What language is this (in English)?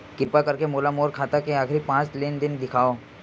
Chhattisgarhi